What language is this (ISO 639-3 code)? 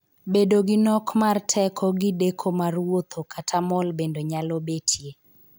luo